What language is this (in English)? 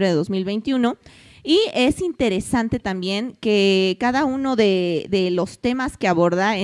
Spanish